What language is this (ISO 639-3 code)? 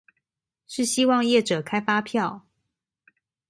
zho